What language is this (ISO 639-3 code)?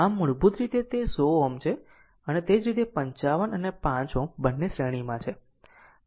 guj